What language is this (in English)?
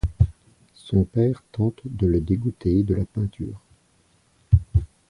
French